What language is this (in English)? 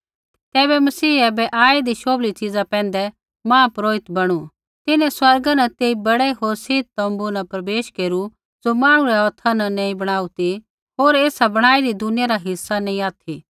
Kullu Pahari